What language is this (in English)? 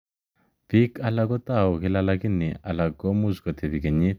Kalenjin